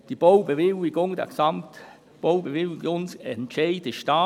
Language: Swiss German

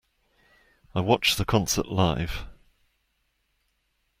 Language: English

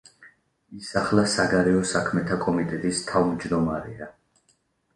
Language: Georgian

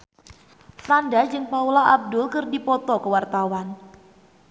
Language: Sundanese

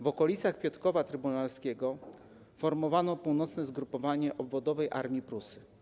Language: Polish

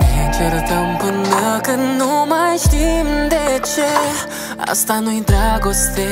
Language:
Romanian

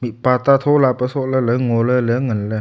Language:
Wancho Naga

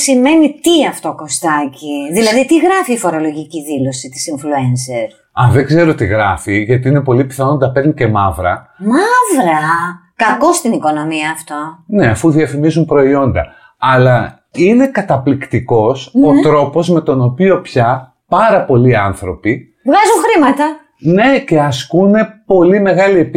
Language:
Greek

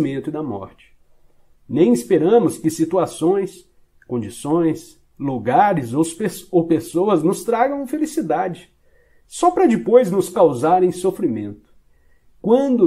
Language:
Portuguese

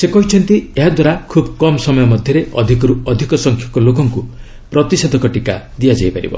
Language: Odia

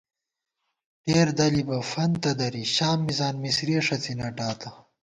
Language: Gawar-Bati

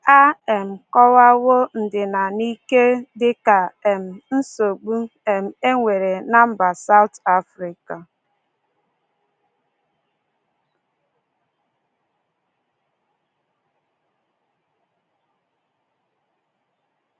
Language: Igbo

